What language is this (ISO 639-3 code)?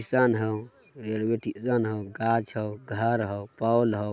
mag